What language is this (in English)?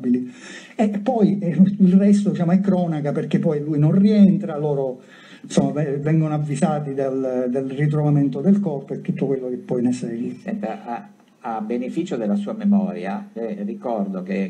Italian